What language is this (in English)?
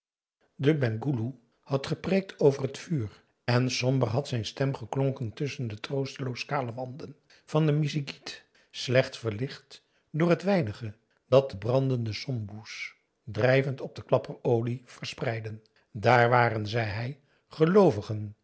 Dutch